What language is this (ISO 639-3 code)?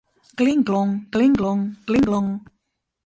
chm